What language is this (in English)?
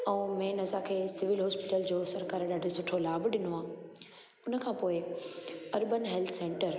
Sindhi